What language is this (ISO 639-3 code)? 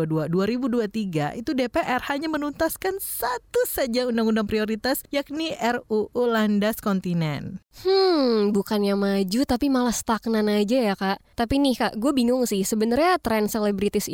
ind